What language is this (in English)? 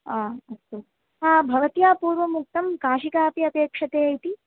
Sanskrit